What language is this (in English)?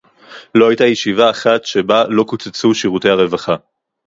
Hebrew